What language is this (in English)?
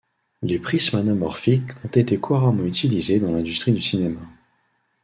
French